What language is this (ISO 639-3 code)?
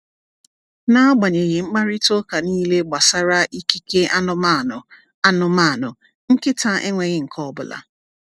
ibo